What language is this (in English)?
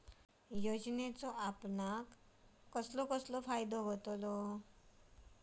Marathi